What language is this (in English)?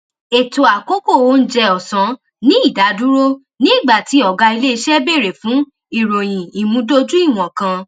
Yoruba